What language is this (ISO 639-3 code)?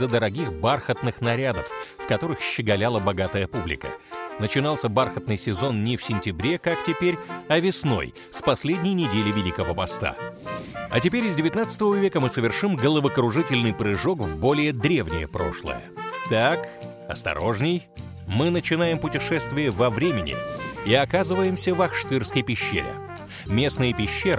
rus